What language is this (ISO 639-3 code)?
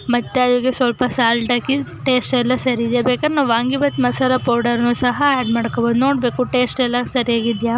kan